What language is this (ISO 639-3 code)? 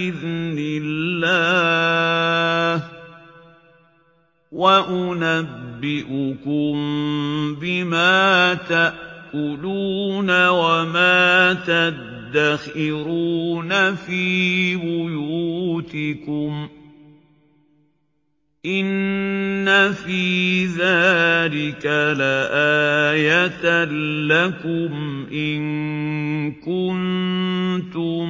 ara